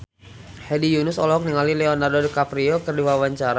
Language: Sundanese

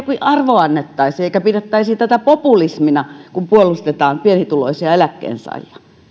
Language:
Finnish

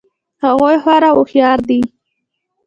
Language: Pashto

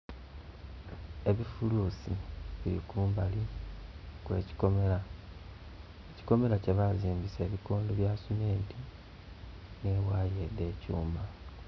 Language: Soga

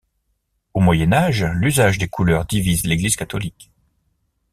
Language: French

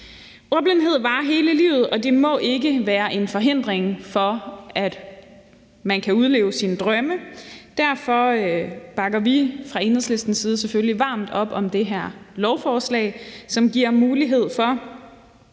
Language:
Danish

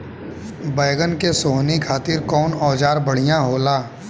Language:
Bhojpuri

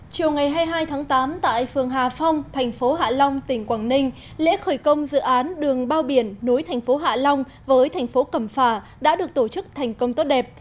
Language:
Vietnamese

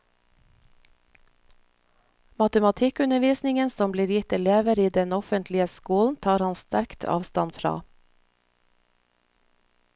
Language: Norwegian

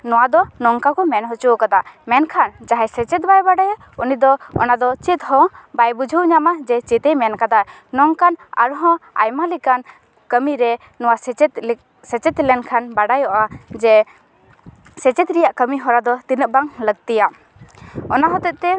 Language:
Santali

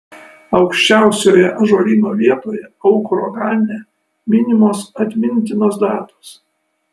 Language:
Lithuanian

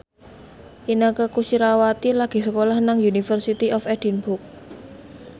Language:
Javanese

